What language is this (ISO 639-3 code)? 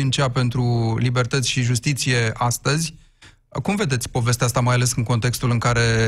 ron